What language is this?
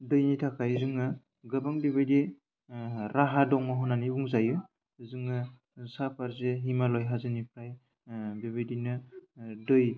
Bodo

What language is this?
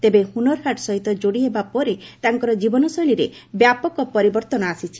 Odia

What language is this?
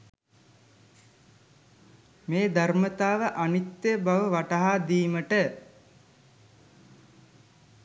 Sinhala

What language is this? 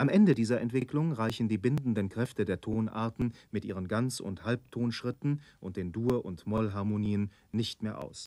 German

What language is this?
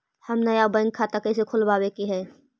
Magahi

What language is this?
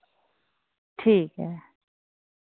Dogri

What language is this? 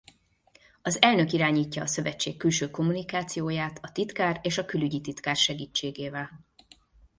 Hungarian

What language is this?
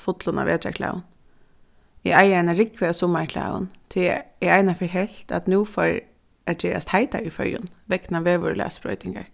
Faroese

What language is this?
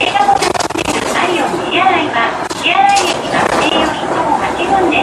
Japanese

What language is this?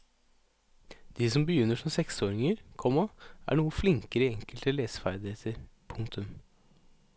Norwegian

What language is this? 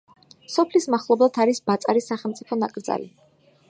Georgian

